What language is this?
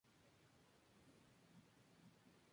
Spanish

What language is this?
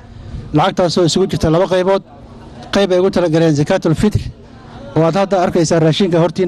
Arabic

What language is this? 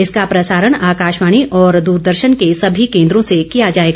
Hindi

